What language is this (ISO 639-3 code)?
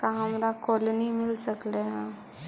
mag